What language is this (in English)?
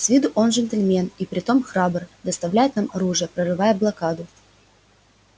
Russian